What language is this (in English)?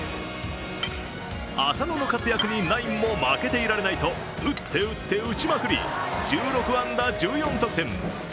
Japanese